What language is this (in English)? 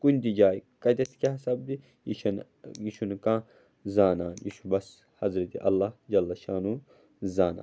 Kashmiri